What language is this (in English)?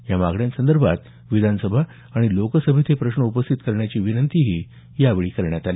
Marathi